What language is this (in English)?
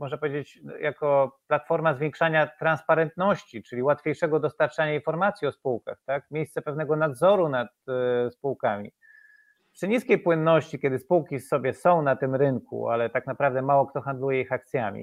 Polish